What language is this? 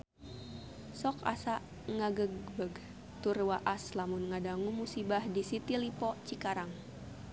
Sundanese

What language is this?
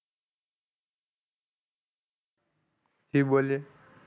Gujarati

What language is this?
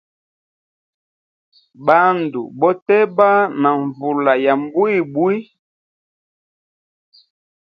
Hemba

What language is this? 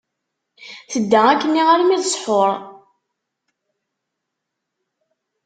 Kabyle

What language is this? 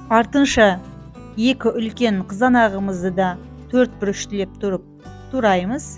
Turkish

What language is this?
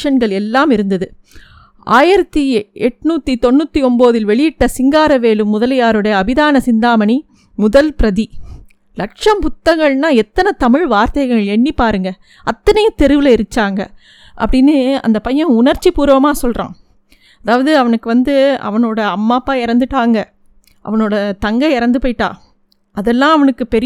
Tamil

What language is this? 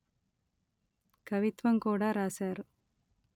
Telugu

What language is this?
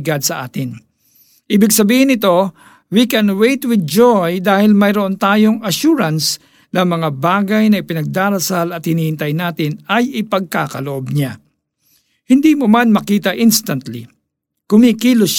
Filipino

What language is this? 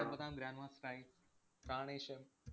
Malayalam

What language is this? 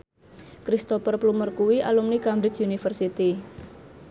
Javanese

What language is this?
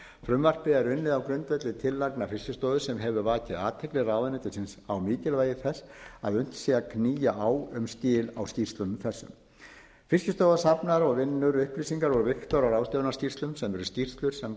Icelandic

